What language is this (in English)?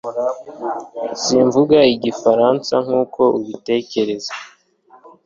Kinyarwanda